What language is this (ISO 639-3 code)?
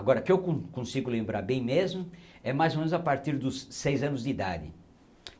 por